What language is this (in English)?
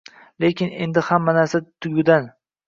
Uzbek